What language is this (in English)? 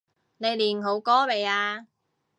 Cantonese